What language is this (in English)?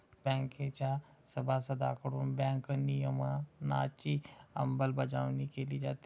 Marathi